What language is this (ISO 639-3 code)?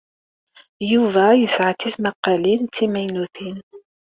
kab